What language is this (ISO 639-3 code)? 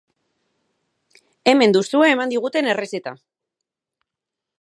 eus